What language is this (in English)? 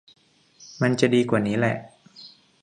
Thai